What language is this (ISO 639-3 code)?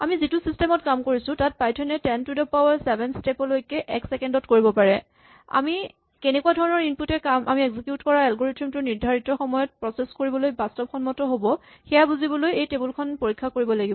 asm